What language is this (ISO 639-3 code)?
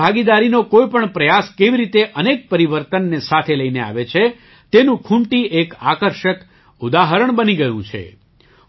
guj